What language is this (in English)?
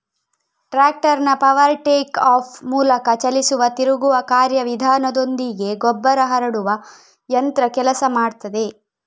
Kannada